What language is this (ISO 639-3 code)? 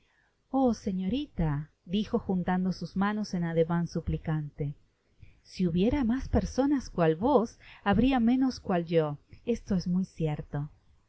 spa